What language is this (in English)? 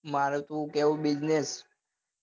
Gujarati